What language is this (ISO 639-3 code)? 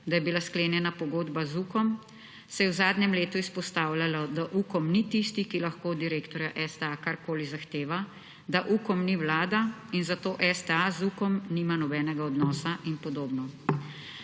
slv